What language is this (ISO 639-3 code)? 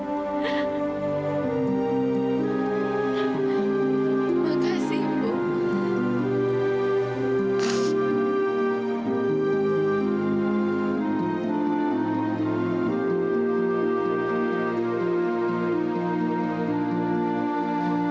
ind